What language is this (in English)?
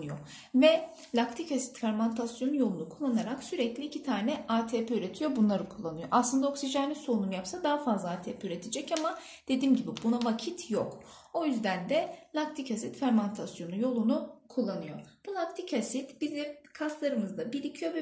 Turkish